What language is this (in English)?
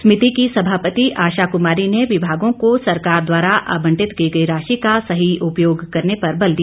Hindi